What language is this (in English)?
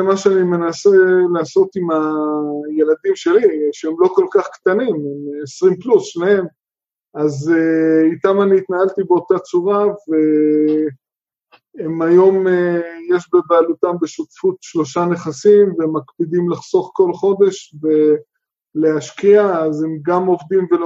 Hebrew